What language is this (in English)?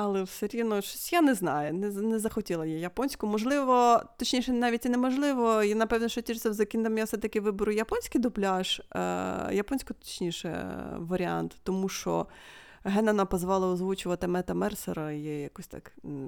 Ukrainian